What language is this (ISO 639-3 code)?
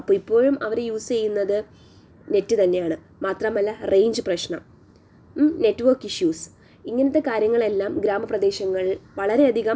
mal